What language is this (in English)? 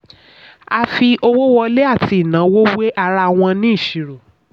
Yoruba